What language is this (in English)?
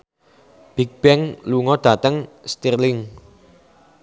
Javanese